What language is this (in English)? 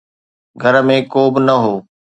Sindhi